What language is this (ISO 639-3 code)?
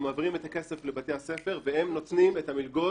heb